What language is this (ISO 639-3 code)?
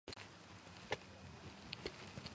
kat